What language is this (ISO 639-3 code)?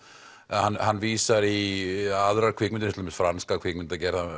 isl